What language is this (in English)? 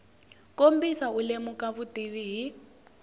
Tsonga